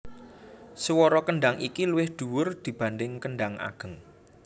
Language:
Javanese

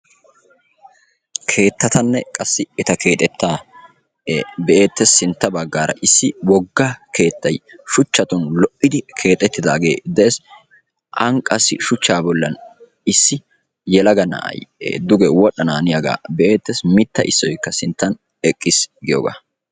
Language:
Wolaytta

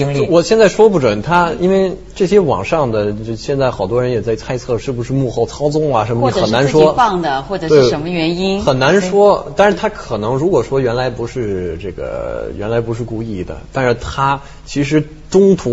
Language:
Chinese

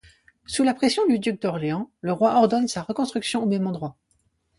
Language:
French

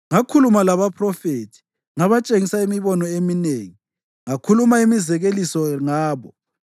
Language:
North Ndebele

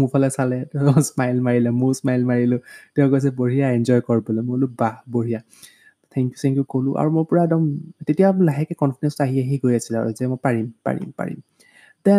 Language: Hindi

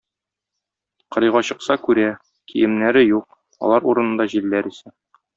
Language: Tatar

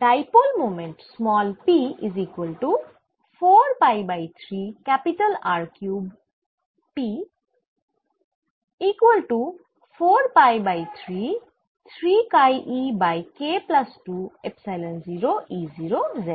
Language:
Bangla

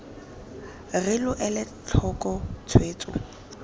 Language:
Tswana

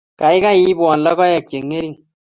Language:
Kalenjin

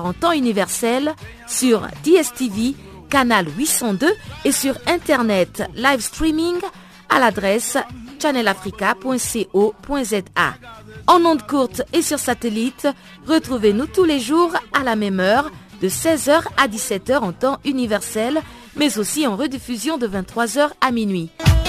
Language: French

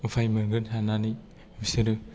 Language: Bodo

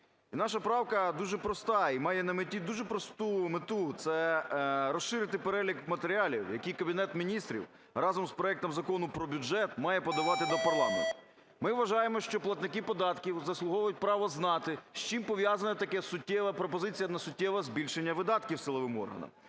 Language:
Ukrainian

